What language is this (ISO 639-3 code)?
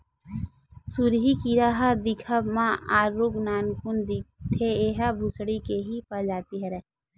hne